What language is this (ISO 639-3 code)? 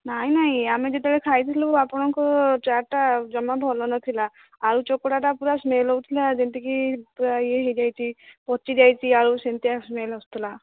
ori